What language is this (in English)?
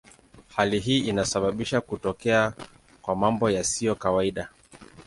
Swahili